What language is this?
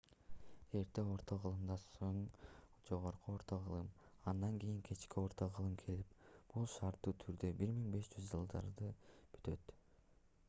Kyrgyz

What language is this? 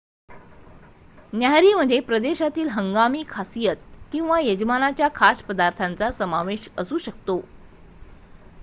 Marathi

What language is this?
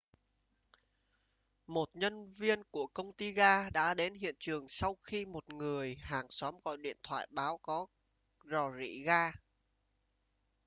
Vietnamese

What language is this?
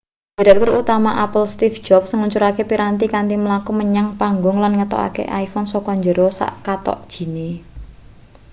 Javanese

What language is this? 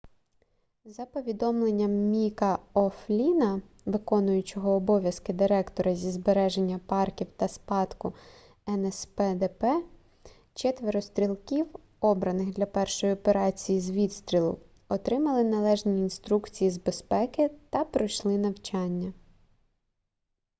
Ukrainian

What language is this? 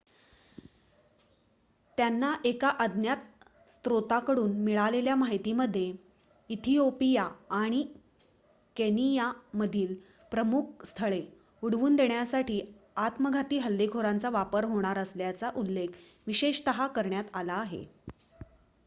Marathi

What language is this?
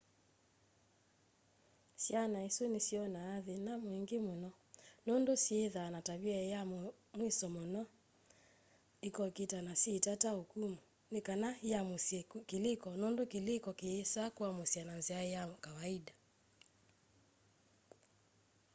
Kamba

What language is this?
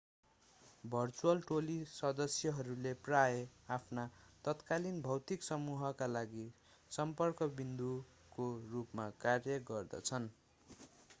Nepali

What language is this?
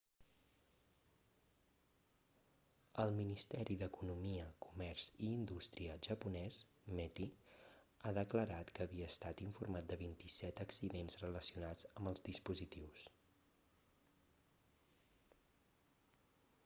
Catalan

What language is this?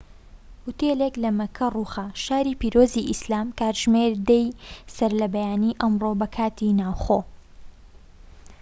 Central Kurdish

